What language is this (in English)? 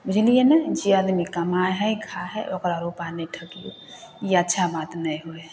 Maithili